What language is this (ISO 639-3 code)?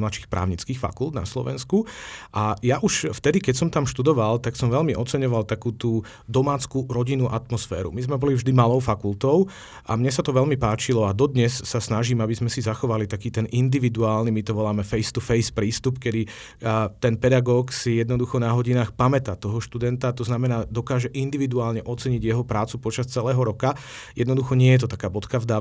slk